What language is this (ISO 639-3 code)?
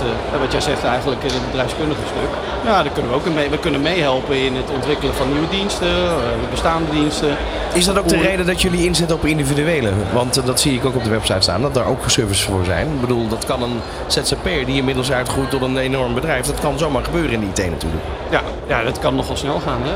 nld